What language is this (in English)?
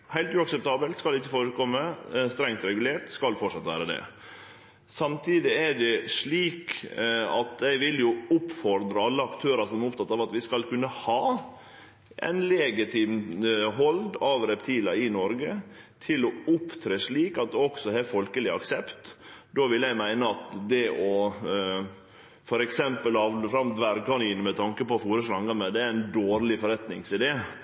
Norwegian Nynorsk